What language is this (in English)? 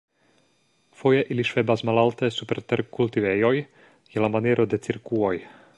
Esperanto